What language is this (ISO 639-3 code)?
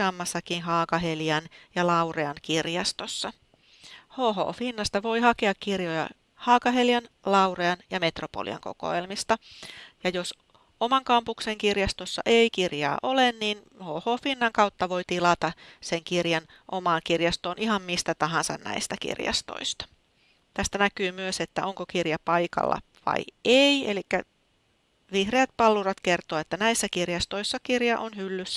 fin